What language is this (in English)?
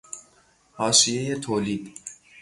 Persian